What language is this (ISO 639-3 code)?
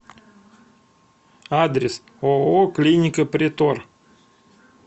rus